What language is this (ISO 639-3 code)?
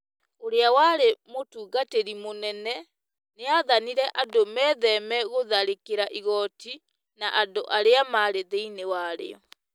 kik